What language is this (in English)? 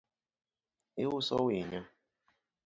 Luo (Kenya and Tanzania)